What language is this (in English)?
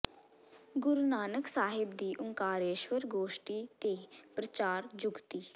Punjabi